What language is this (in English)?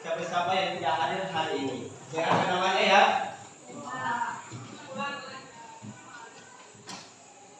Indonesian